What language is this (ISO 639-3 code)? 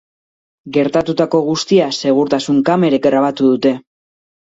eus